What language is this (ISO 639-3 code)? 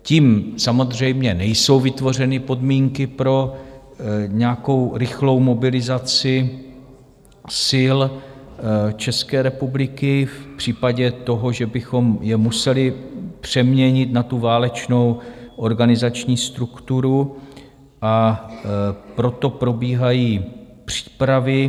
ces